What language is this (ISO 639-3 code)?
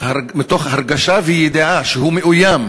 heb